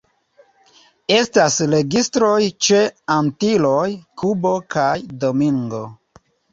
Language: Esperanto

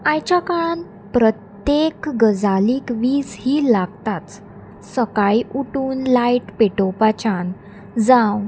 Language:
Konkani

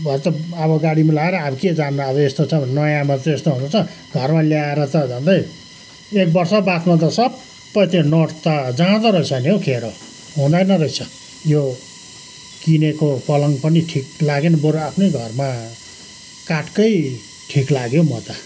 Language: Nepali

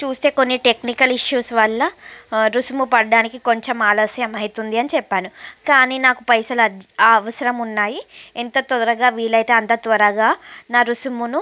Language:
Telugu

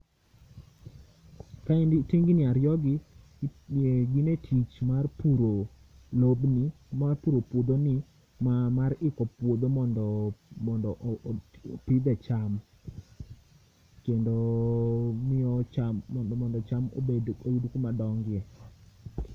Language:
Luo (Kenya and Tanzania)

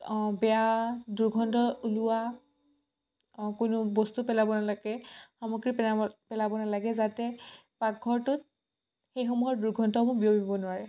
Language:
Assamese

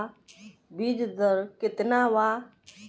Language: Bhojpuri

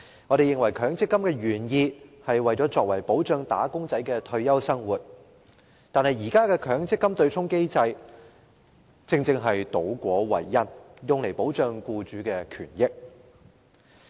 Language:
Cantonese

